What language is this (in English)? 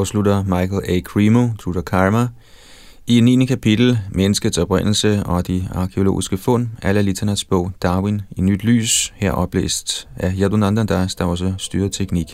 Danish